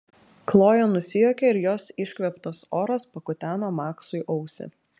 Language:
Lithuanian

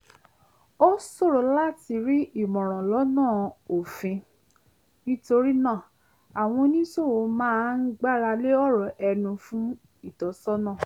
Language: Yoruba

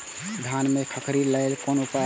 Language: Maithili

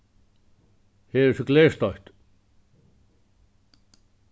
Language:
Faroese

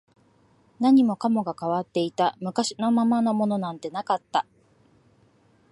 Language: Japanese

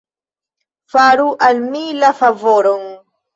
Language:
Esperanto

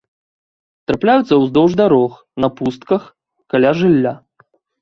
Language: Belarusian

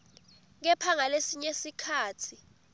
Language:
Swati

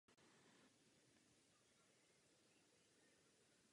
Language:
Czech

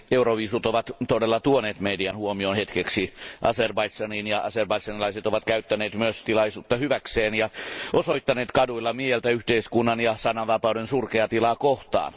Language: Finnish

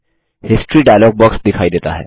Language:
Hindi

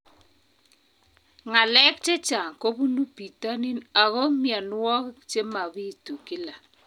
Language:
Kalenjin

